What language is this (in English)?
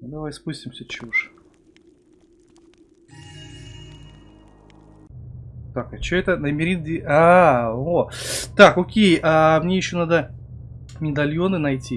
Russian